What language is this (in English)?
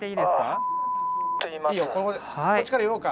Japanese